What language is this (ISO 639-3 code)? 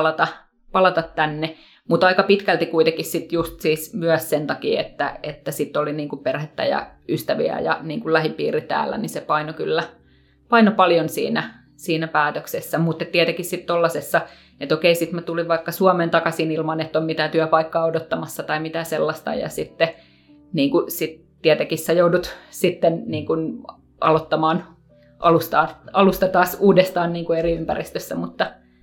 fin